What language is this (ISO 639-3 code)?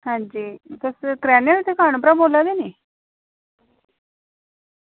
doi